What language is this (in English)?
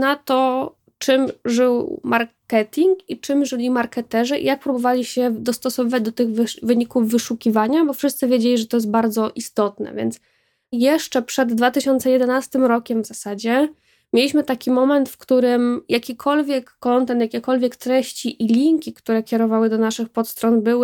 Polish